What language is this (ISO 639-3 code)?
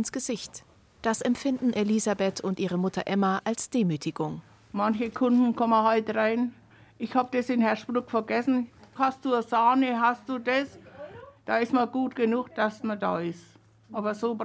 deu